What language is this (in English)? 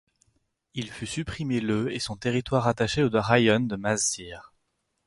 French